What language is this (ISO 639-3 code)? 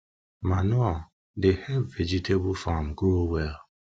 pcm